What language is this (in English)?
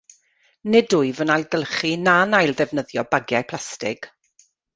Welsh